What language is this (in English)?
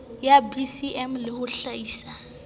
Southern Sotho